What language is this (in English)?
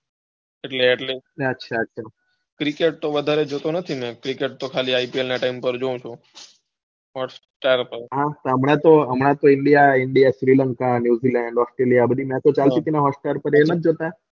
Gujarati